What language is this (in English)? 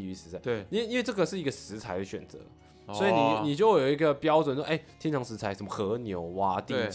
Chinese